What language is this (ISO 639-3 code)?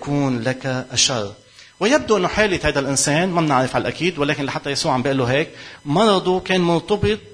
ara